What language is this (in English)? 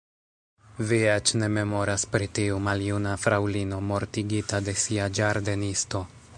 Esperanto